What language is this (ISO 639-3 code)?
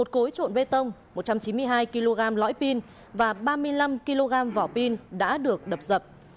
vie